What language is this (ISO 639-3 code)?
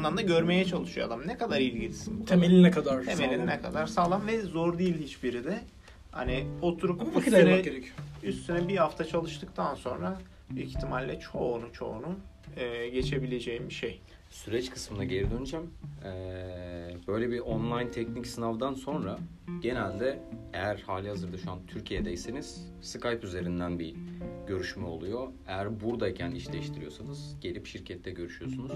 tur